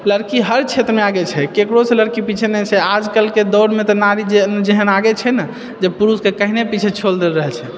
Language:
Maithili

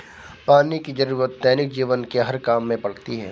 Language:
Hindi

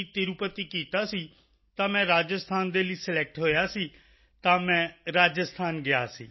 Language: Punjabi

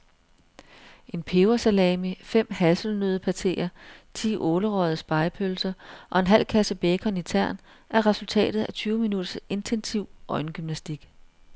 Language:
Danish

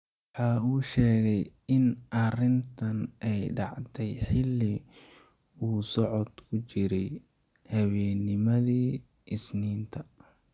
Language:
Somali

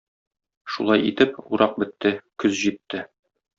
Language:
Tatar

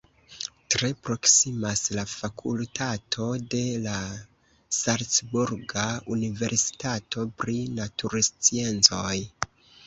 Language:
Esperanto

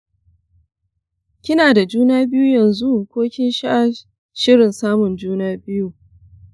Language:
Hausa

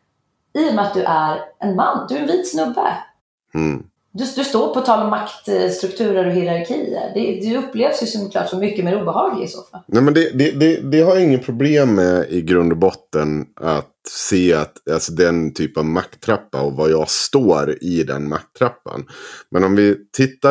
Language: Swedish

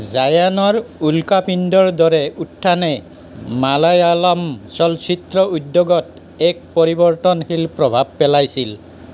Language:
Assamese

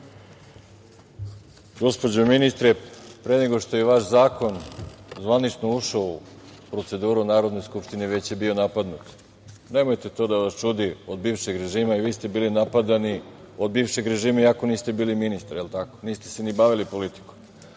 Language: Serbian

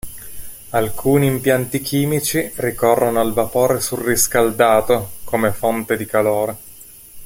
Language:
Italian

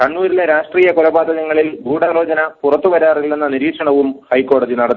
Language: Malayalam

